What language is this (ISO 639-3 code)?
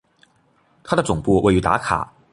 zho